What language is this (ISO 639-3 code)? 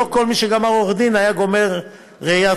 heb